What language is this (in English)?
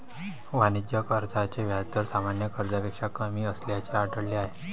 Marathi